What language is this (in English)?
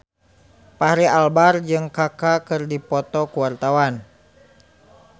Sundanese